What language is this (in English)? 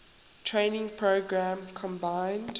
English